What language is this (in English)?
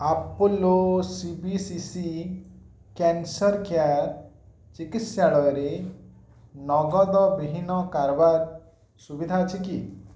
Odia